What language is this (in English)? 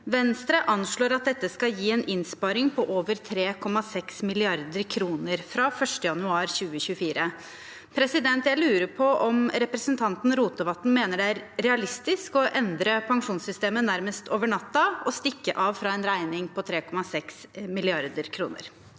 Norwegian